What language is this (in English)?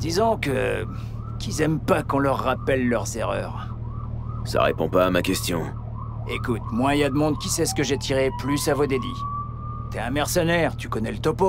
French